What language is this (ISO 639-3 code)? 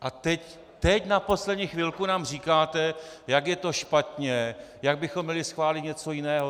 ces